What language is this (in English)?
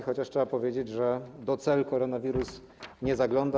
Polish